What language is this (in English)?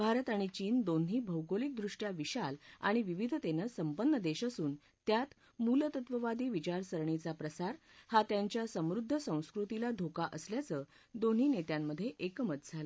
Marathi